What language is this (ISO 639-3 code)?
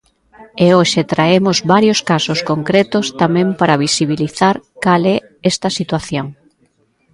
glg